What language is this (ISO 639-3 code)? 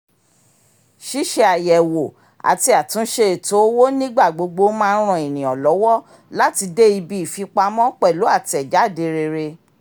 yor